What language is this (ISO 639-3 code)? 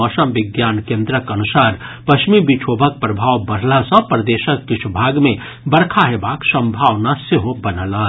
mai